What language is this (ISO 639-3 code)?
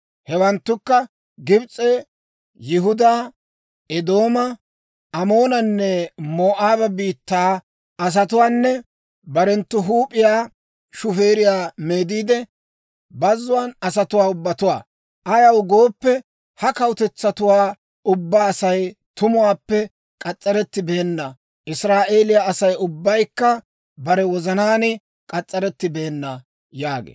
dwr